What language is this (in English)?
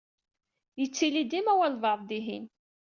Kabyle